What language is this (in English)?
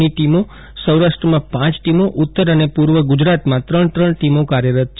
Gujarati